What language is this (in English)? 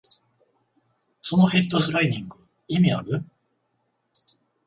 Japanese